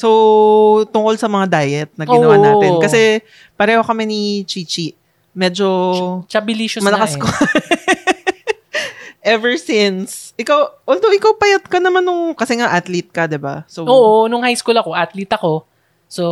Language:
Filipino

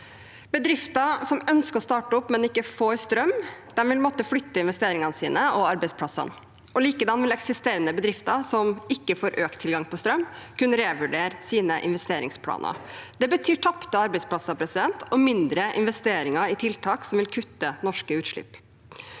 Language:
Norwegian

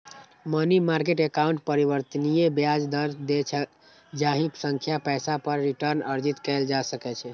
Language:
Maithili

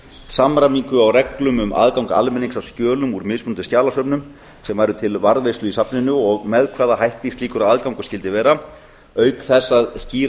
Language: Icelandic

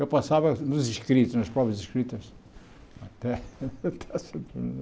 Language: Portuguese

